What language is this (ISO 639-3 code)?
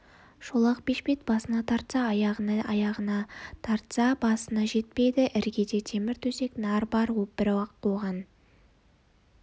kaz